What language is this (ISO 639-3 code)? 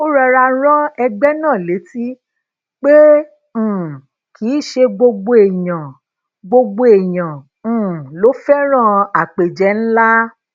yor